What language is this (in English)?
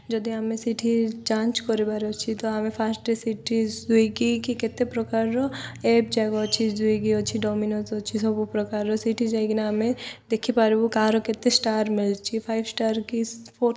Odia